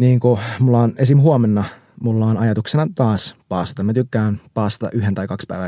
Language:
Finnish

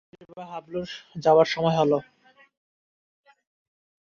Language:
Bangla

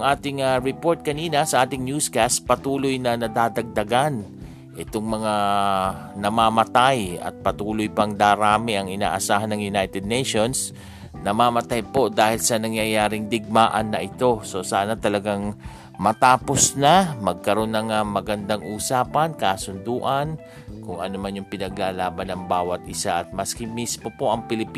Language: Filipino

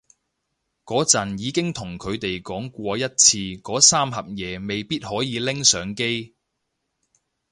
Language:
Cantonese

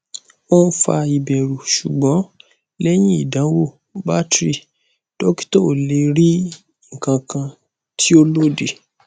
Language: Yoruba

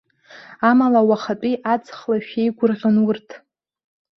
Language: Abkhazian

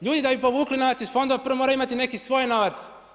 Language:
Croatian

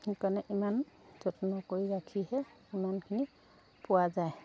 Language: Assamese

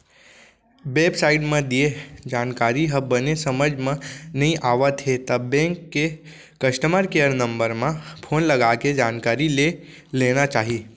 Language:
Chhattisgarhi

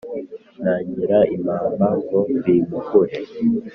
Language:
Kinyarwanda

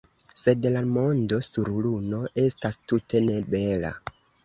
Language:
Esperanto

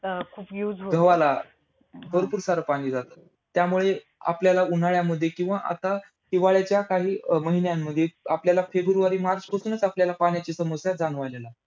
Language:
Marathi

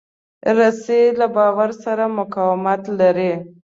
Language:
Pashto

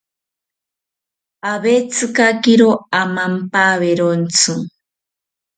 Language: South Ucayali Ashéninka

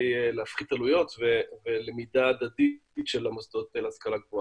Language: Hebrew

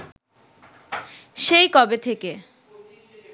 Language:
Bangla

